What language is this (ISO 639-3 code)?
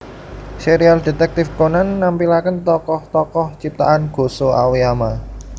jav